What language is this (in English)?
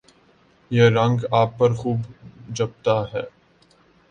Urdu